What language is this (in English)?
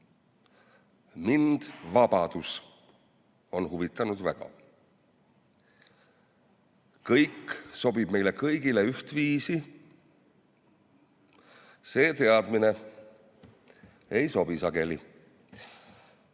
Estonian